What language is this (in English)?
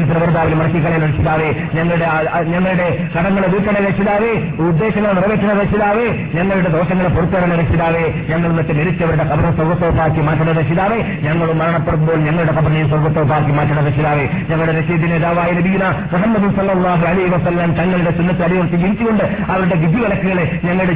Malayalam